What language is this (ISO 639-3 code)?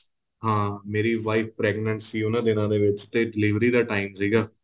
pan